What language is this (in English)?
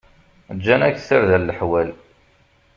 Kabyle